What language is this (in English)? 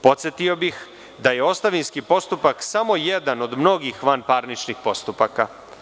Serbian